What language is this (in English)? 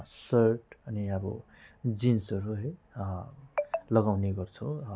Nepali